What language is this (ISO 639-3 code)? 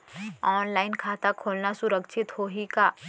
hne